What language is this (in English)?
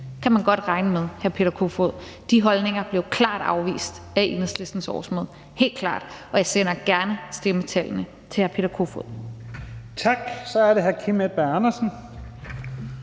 Danish